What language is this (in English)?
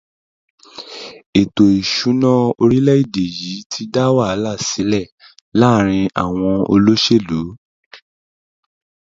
Yoruba